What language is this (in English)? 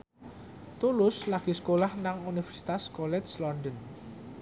Javanese